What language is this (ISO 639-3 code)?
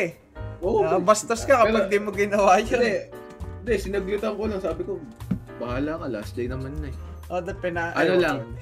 fil